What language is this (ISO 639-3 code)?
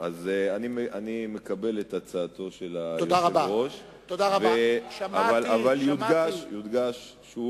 heb